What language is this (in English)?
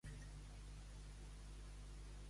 Catalan